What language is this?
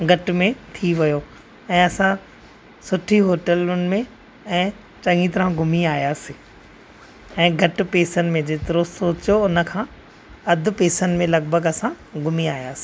Sindhi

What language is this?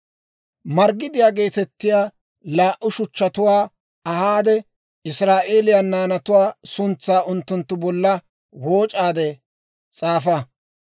Dawro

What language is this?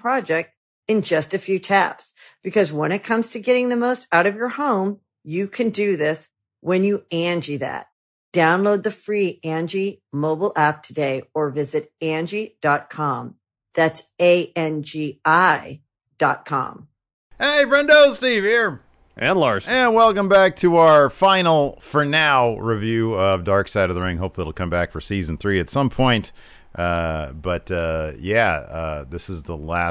English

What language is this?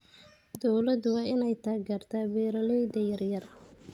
Somali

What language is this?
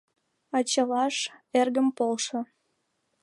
Mari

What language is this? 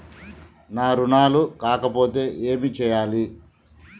Telugu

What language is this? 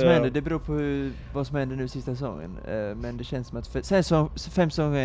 Swedish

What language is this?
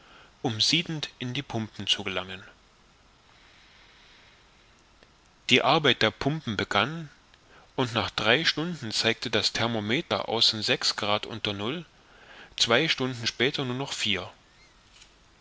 German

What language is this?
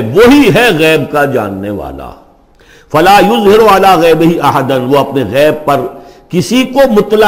Urdu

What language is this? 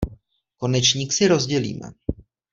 Czech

